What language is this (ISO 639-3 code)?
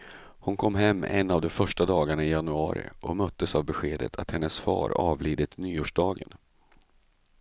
swe